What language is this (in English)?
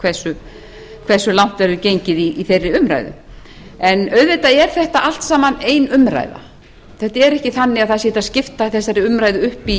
Icelandic